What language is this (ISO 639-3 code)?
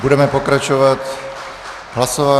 ces